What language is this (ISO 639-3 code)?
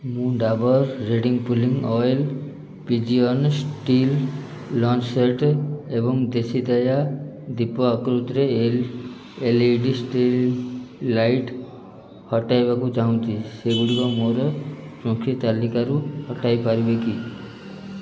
ori